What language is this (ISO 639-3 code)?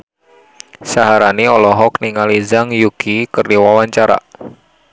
sun